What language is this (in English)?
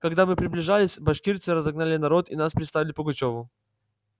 Russian